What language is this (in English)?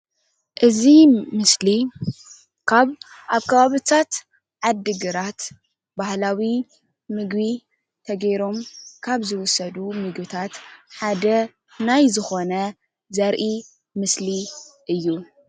Tigrinya